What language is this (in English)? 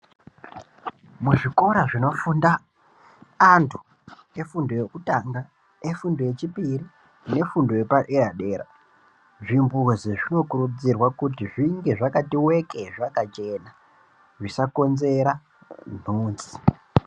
Ndau